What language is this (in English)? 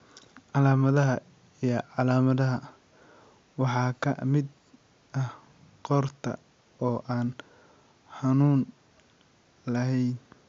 Somali